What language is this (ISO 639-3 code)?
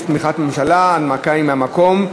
heb